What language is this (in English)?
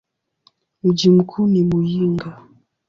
Swahili